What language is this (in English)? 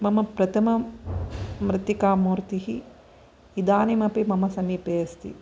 Sanskrit